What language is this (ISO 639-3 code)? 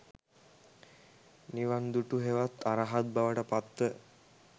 sin